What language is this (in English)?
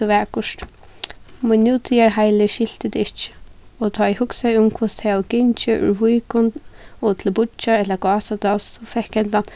Faroese